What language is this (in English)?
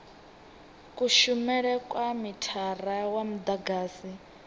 Venda